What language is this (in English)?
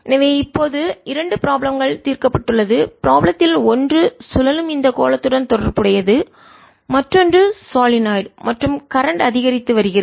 Tamil